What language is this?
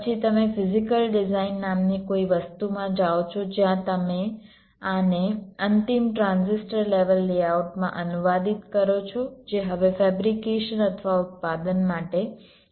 Gujarati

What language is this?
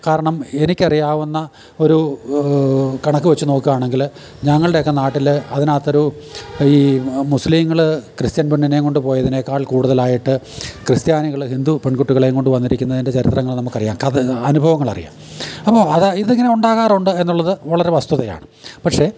Malayalam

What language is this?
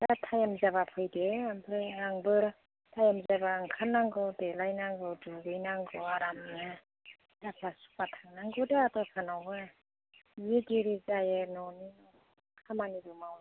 Bodo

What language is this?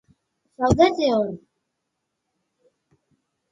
Basque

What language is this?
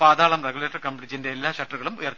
Malayalam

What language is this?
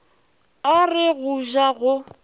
Northern Sotho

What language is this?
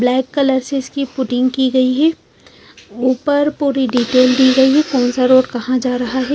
Hindi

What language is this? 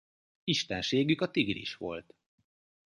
Hungarian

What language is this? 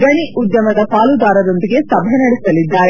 Kannada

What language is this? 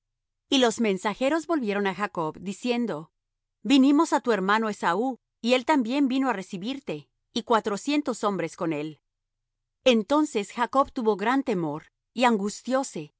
Spanish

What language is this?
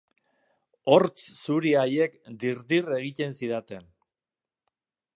Basque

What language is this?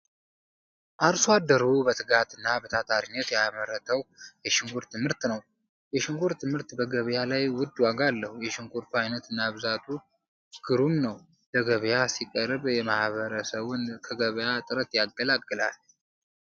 Amharic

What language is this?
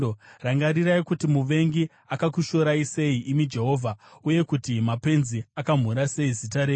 Shona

